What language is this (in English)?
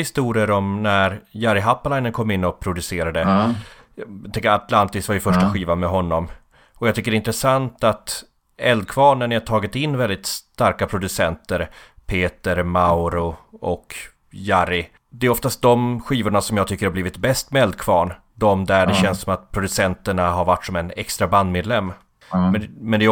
Swedish